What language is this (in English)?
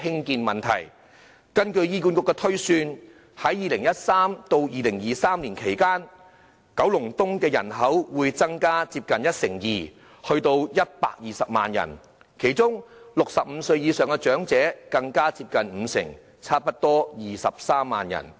Cantonese